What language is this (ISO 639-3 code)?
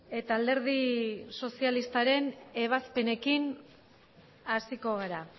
eus